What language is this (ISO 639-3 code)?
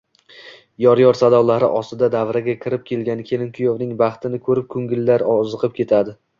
uzb